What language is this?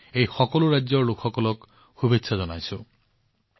Assamese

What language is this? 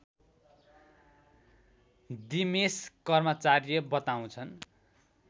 Nepali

